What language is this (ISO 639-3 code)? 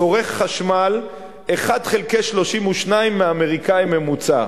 heb